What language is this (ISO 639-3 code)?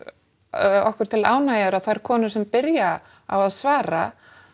isl